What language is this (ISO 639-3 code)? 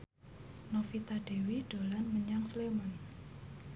jav